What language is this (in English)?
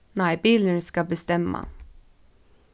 Faroese